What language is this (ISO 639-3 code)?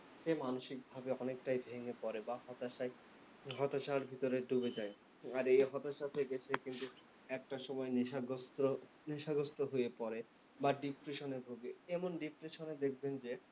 ben